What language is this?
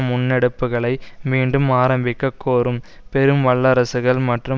Tamil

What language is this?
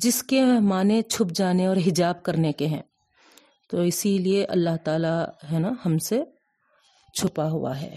Urdu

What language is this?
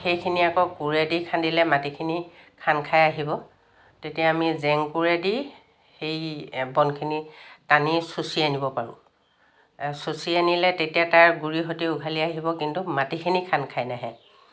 Assamese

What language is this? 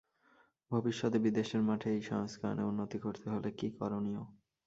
Bangla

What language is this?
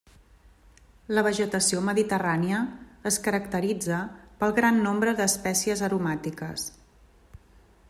Catalan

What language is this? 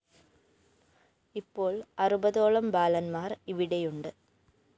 Malayalam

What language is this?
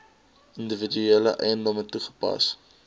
Afrikaans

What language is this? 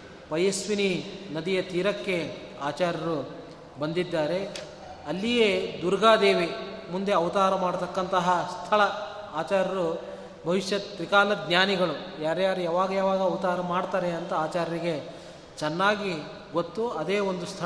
Kannada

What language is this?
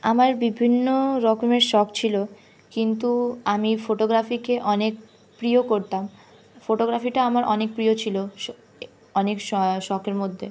Bangla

